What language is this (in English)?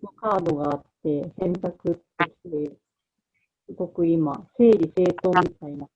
Japanese